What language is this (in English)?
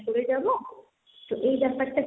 Bangla